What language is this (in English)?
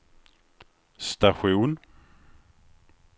Swedish